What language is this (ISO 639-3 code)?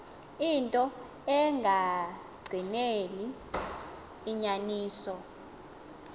xho